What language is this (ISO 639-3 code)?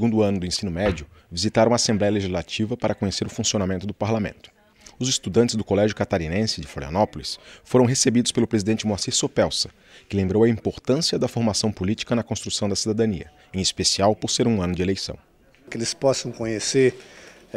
por